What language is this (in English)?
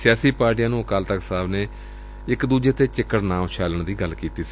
Punjabi